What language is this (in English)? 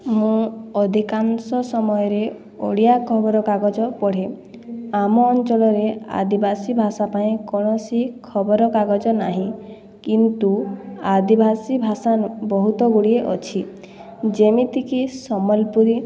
Odia